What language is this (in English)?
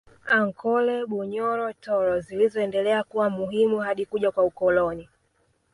Swahili